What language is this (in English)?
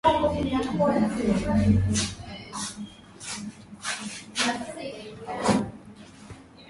Swahili